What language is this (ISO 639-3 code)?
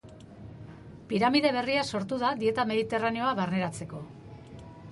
eus